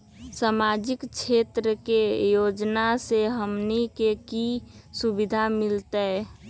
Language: Magahi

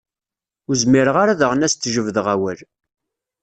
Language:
Kabyle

